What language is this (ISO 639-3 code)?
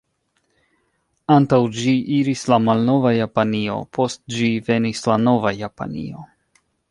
epo